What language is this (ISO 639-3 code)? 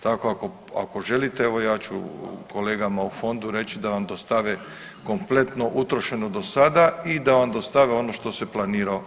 hrv